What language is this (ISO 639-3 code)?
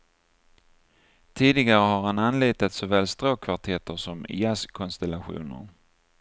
swe